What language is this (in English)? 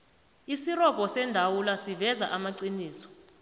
South Ndebele